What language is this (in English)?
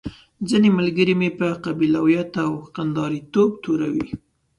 Pashto